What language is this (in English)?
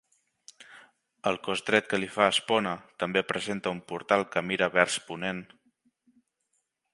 Catalan